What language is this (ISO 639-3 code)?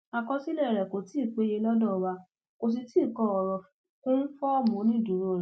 yor